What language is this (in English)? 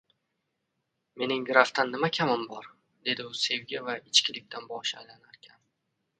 Uzbek